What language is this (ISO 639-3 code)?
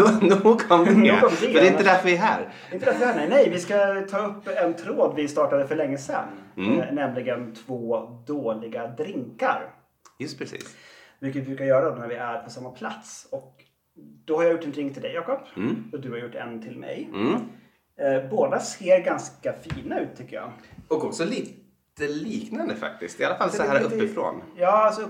swe